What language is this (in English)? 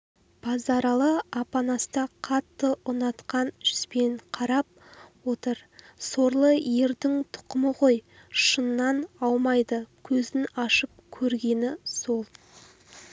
Kazakh